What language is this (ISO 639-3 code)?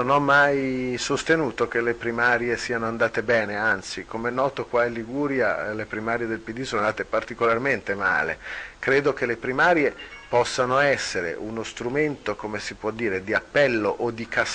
ita